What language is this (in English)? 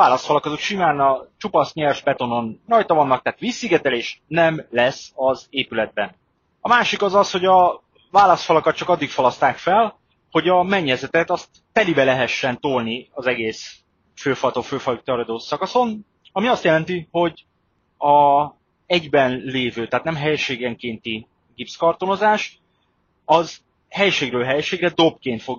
Hungarian